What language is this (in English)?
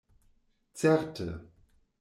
Esperanto